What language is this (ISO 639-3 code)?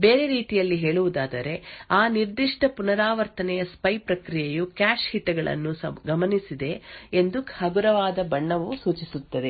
kan